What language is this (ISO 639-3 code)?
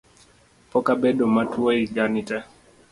luo